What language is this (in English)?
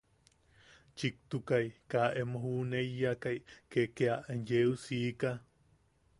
Yaqui